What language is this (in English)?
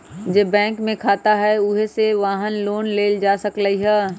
Magahi